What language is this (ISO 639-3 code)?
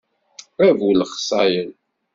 kab